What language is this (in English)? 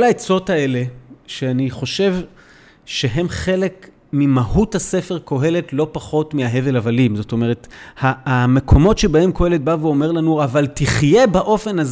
Hebrew